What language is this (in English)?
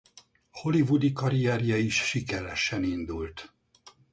Hungarian